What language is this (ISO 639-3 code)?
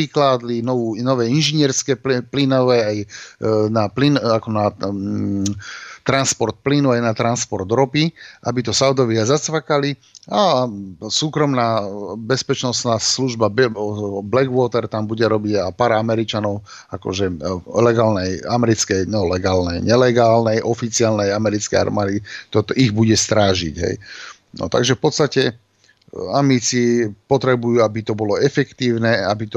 slk